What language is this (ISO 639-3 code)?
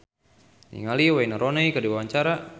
sun